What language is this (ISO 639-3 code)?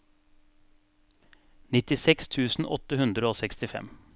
nor